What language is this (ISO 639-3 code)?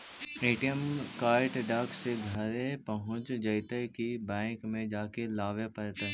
mag